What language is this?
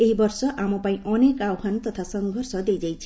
Odia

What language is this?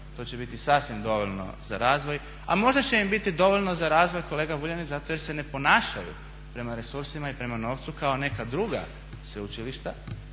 Croatian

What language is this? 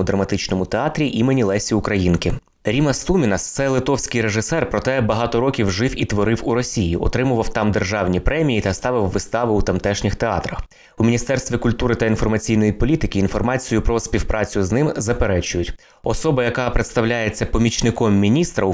Ukrainian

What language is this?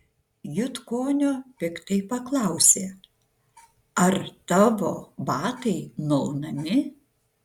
Lithuanian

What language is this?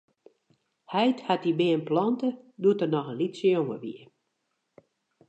Western Frisian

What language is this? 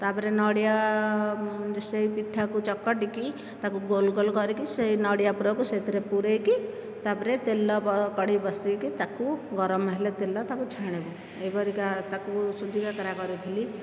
Odia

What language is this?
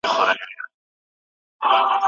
Pashto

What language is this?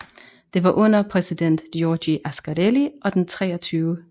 Danish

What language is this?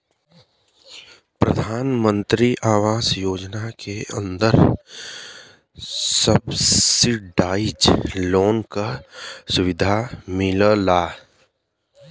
Bhojpuri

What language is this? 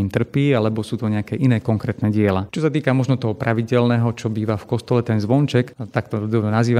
Slovak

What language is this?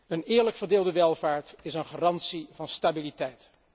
Dutch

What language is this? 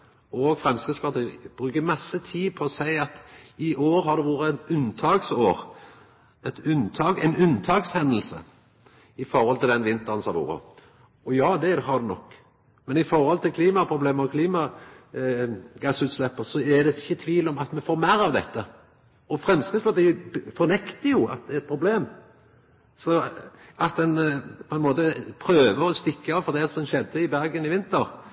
Norwegian Nynorsk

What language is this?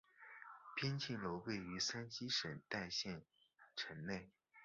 Chinese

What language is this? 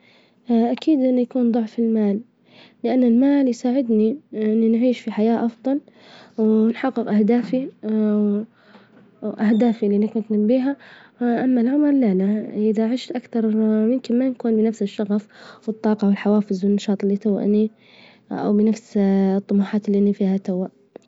Libyan Arabic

